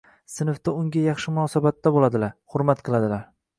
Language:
Uzbek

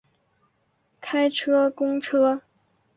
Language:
Chinese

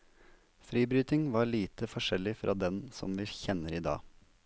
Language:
Norwegian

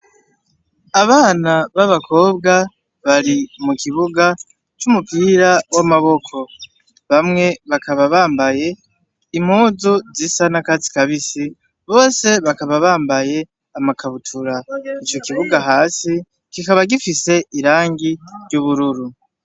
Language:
Rundi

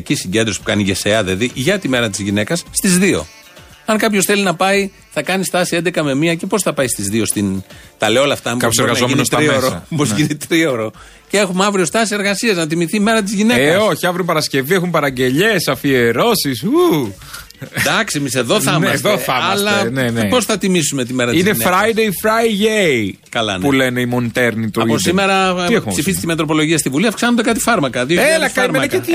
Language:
Greek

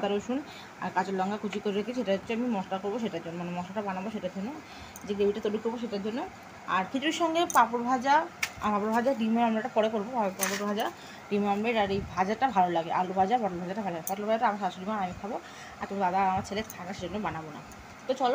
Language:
Bangla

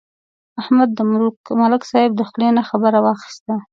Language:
Pashto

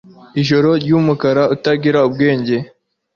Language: Kinyarwanda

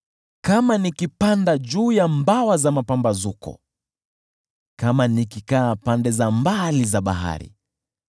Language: Swahili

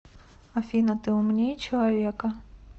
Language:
Russian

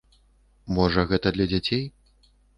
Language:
Belarusian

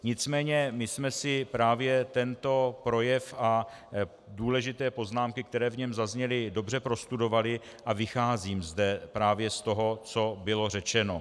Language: Czech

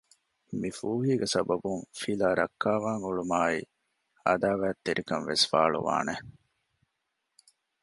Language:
Divehi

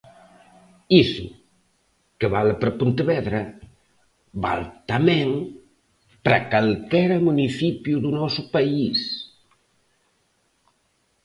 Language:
Galician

